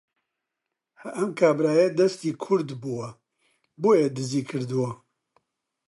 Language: Central Kurdish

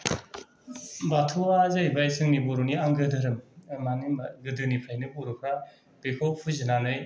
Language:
Bodo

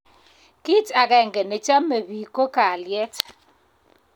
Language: Kalenjin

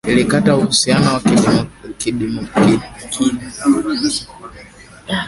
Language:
Swahili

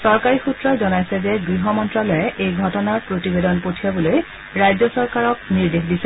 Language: Assamese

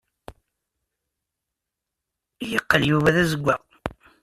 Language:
Kabyle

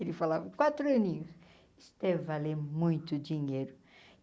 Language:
Portuguese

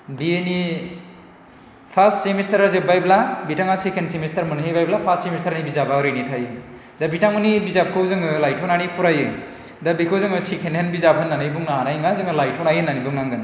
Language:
Bodo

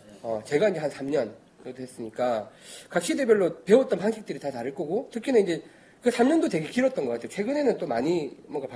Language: Korean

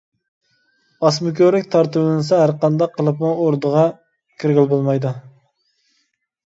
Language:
Uyghur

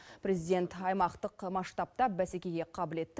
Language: Kazakh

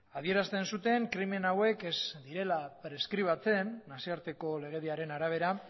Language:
Basque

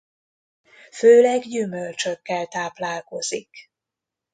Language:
Hungarian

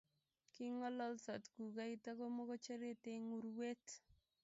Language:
Kalenjin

